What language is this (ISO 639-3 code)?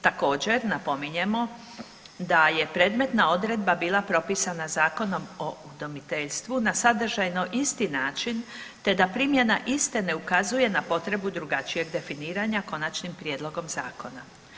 hrv